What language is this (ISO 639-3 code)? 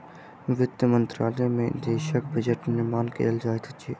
mai